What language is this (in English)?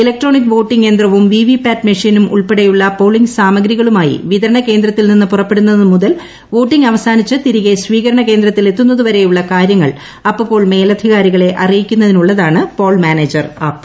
Malayalam